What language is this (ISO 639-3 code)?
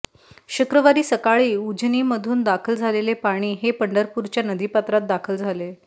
mar